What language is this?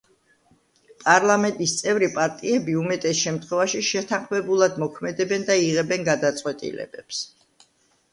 Georgian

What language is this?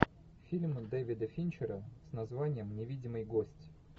Russian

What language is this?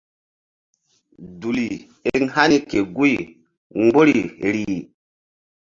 Mbum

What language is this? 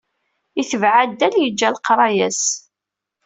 Kabyle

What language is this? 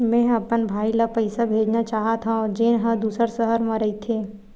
Chhattisgarhi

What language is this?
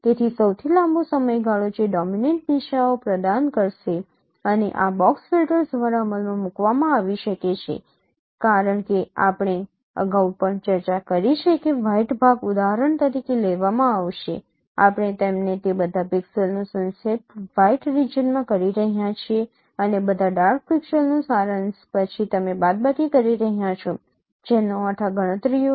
Gujarati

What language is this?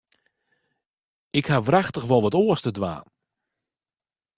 Western Frisian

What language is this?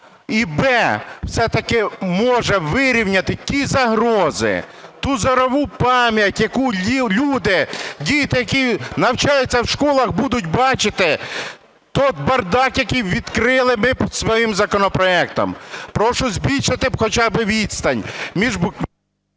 Ukrainian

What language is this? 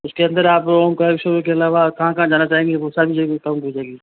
Hindi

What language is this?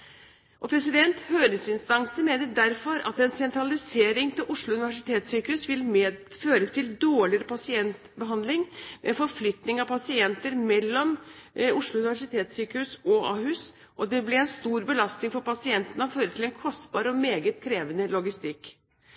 Norwegian Bokmål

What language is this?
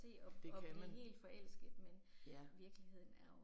Danish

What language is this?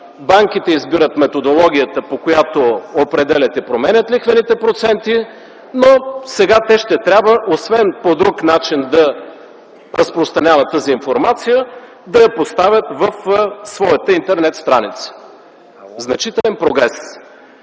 Bulgarian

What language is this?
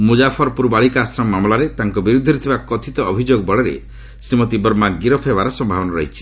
Odia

